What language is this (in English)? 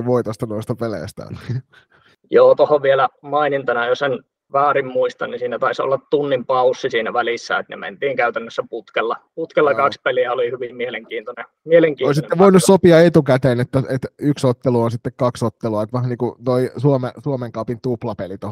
Finnish